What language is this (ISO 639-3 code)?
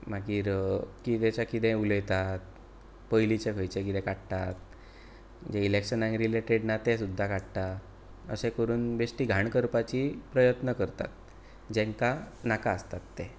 kok